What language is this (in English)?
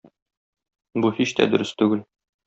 Tatar